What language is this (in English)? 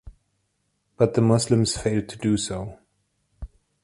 English